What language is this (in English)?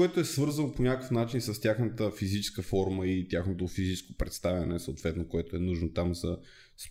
Bulgarian